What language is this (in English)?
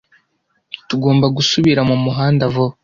Kinyarwanda